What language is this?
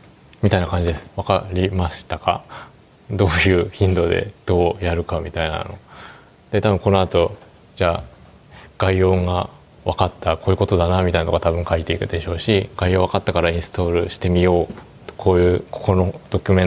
Japanese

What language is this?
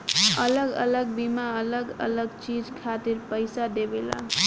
Bhojpuri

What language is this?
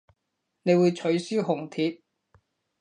Cantonese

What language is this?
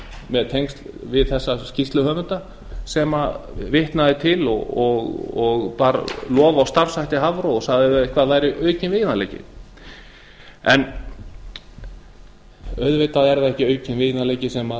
Icelandic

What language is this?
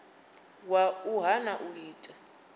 Venda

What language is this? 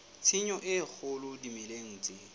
Southern Sotho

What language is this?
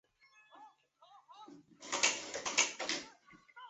Chinese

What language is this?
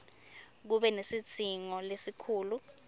Swati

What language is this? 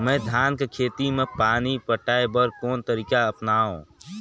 Chhattisgarhi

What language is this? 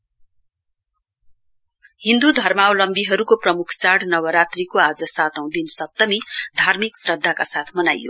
Nepali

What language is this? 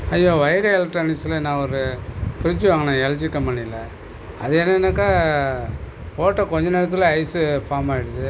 Tamil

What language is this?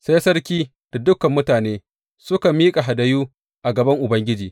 Hausa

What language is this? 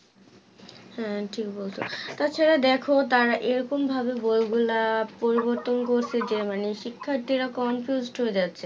Bangla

